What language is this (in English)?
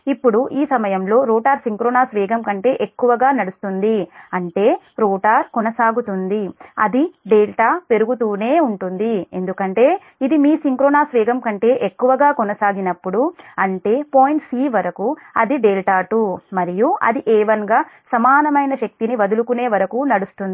Telugu